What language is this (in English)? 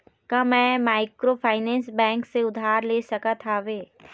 Chhattisgarhi